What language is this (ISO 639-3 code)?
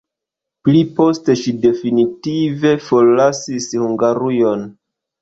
epo